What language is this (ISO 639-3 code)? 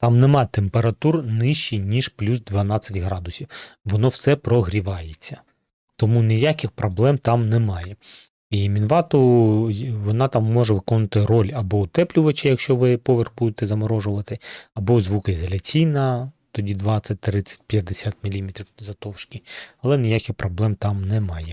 ukr